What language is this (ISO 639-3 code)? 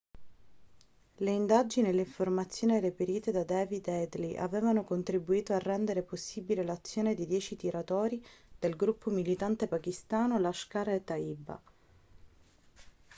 ita